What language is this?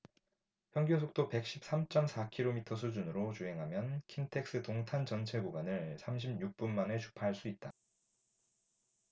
Korean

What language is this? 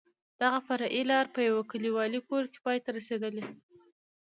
Pashto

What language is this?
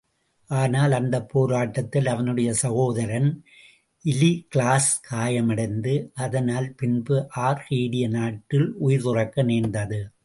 Tamil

